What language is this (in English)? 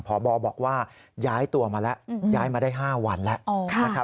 Thai